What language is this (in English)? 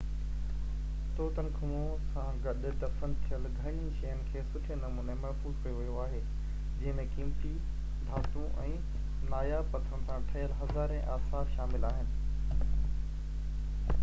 Sindhi